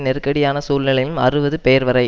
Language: Tamil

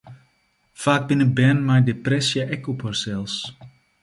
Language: Western Frisian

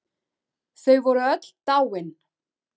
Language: Icelandic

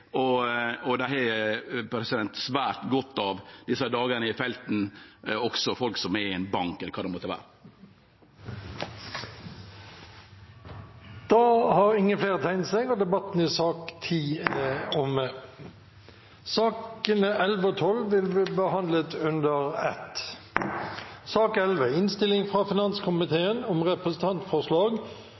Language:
Norwegian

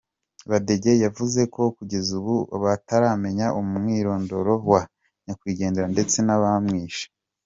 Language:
Kinyarwanda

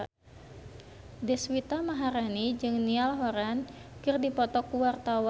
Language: Sundanese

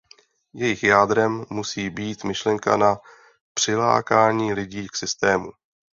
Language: Czech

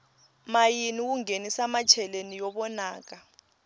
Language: Tsonga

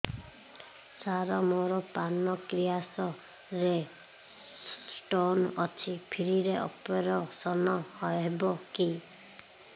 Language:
Odia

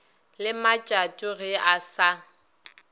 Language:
Northern Sotho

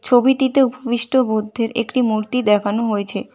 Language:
Bangla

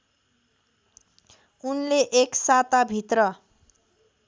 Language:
Nepali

